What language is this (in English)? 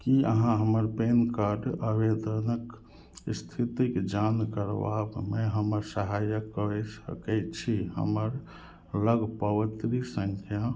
Maithili